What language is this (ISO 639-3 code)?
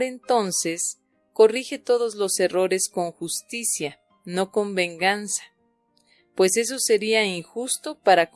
spa